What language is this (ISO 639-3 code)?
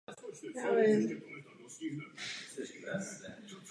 ces